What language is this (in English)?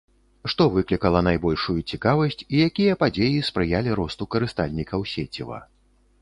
Belarusian